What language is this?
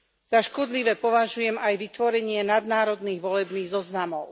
Slovak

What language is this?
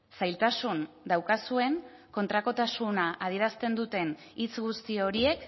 Basque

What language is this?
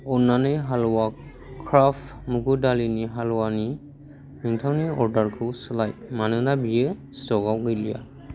Bodo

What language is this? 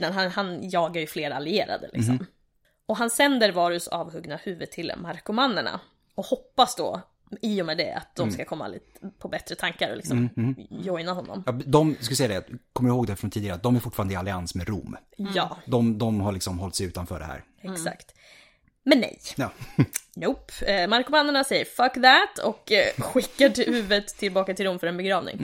Swedish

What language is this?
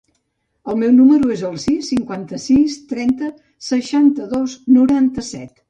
Catalan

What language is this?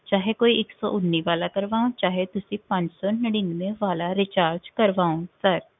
Punjabi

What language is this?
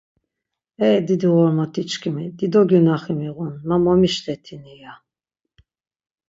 Laz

